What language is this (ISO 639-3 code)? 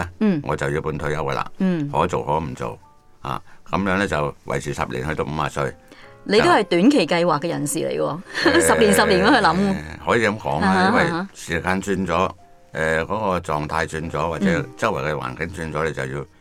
zho